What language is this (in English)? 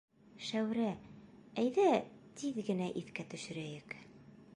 Bashkir